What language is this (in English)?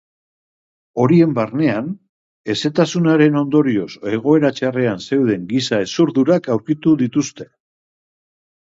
Basque